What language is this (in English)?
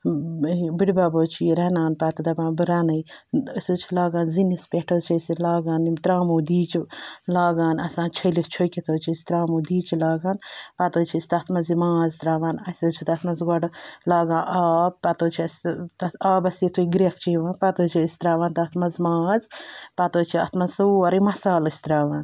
Kashmiri